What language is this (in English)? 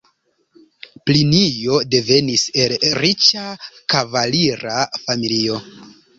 Esperanto